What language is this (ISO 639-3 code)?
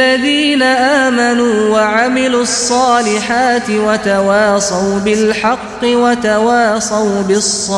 urd